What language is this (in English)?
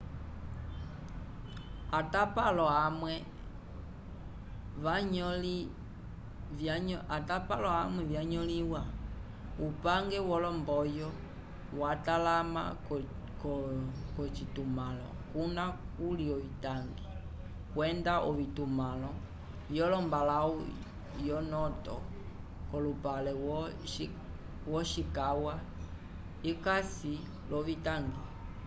Umbundu